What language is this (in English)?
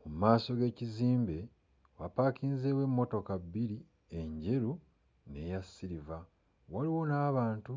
Ganda